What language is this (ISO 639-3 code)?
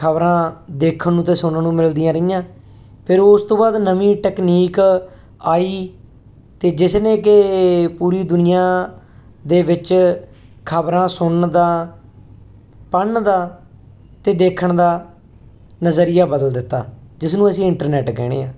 pan